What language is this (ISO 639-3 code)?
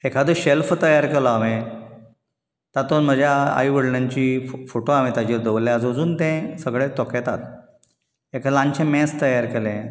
kok